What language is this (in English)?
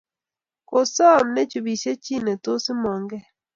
Kalenjin